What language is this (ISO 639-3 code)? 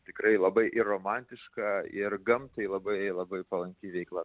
lit